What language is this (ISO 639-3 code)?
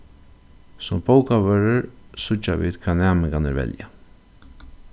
fao